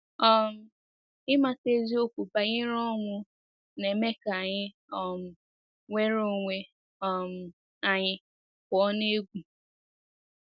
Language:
Igbo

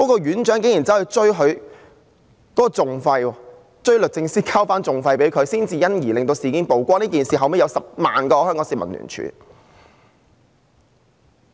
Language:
Cantonese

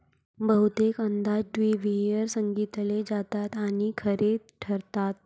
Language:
Marathi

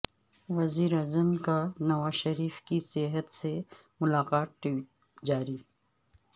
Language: Urdu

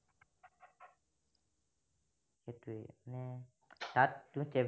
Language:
Assamese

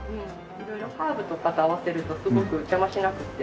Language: Japanese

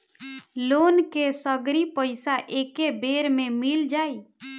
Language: Bhojpuri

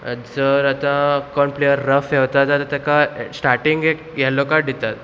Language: Konkani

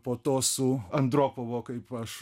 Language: Lithuanian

